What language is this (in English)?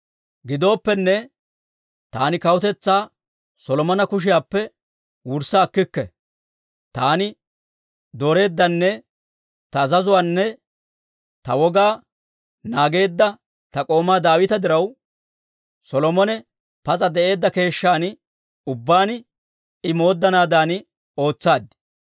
Dawro